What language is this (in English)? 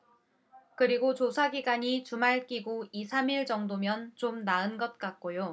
Korean